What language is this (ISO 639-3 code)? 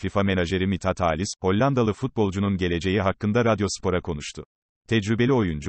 tur